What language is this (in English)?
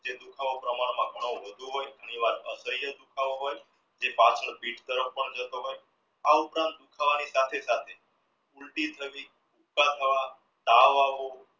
Gujarati